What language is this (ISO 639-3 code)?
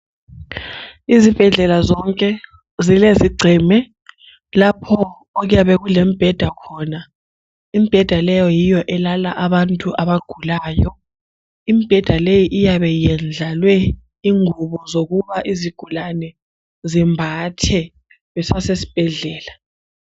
nde